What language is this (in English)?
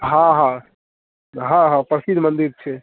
Maithili